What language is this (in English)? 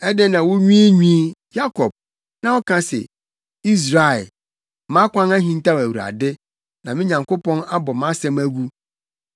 Akan